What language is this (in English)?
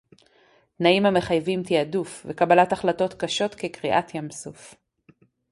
Hebrew